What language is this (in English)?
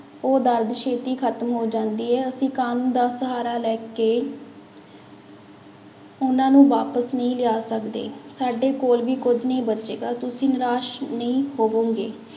Punjabi